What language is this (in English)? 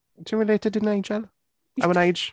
Welsh